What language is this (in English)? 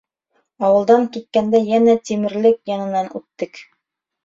Bashkir